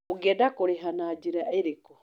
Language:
Kikuyu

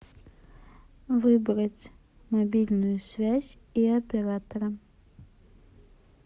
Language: Russian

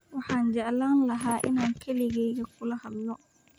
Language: Somali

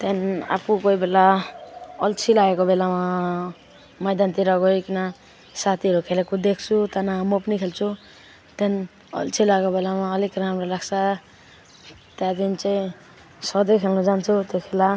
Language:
Nepali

